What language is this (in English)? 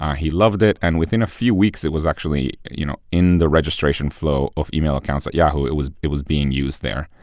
English